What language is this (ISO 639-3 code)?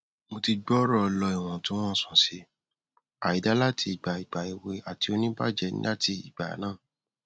yor